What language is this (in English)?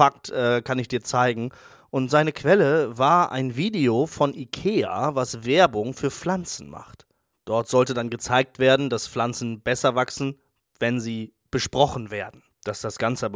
German